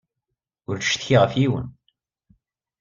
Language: Kabyle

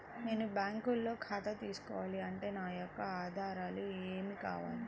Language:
Telugu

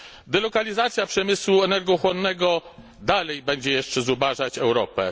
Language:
Polish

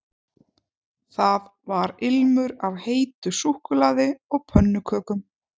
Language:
Icelandic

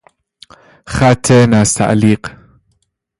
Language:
Persian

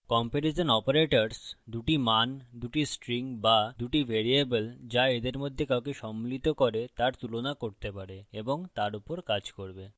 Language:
Bangla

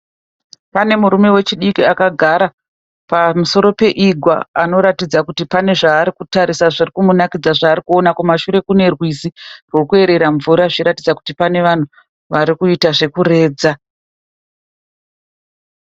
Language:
Shona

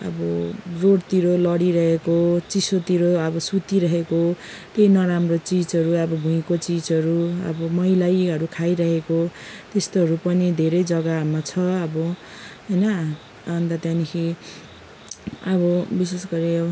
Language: Nepali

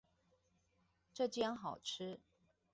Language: Chinese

